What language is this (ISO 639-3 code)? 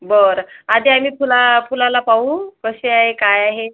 mar